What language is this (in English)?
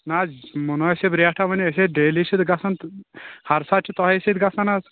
Kashmiri